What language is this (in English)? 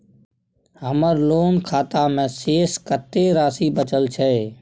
Maithili